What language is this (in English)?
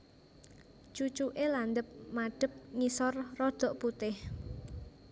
Javanese